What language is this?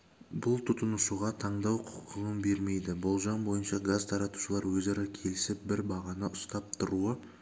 Kazakh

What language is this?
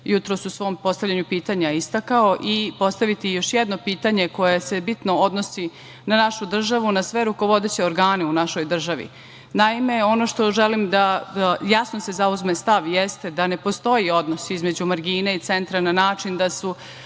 Serbian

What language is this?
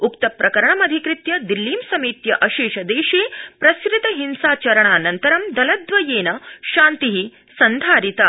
Sanskrit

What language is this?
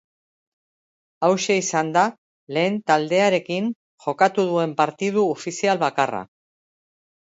Basque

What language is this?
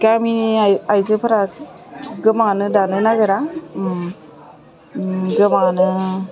Bodo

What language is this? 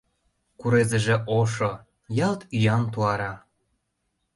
Mari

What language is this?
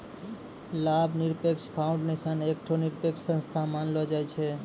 Maithili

